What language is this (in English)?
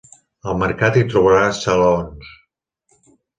Catalan